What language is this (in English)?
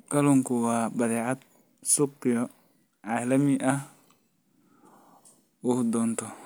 Somali